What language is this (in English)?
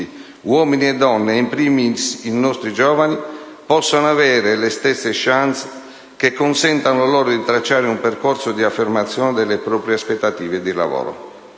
Italian